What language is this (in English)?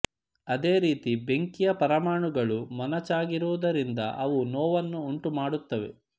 Kannada